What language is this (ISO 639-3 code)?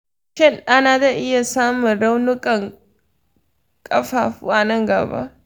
hau